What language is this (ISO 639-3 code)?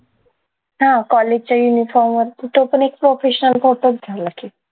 mar